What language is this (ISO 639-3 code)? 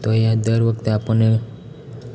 guj